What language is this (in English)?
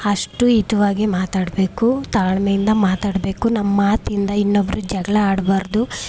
Kannada